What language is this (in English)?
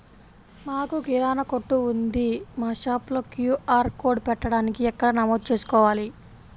Telugu